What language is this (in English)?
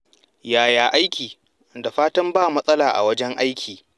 Hausa